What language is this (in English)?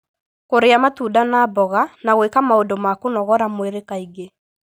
Kikuyu